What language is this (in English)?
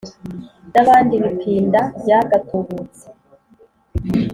Kinyarwanda